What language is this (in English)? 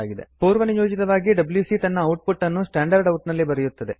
Kannada